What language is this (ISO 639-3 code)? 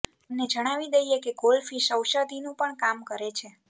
guj